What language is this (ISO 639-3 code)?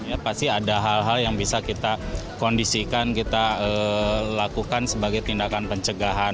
ind